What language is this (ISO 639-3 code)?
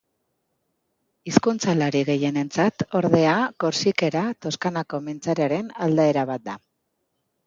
eus